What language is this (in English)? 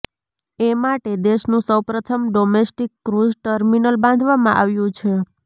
Gujarati